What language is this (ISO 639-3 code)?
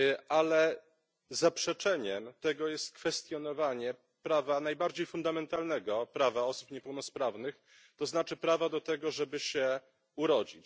pol